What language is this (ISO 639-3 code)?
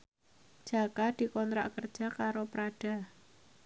jav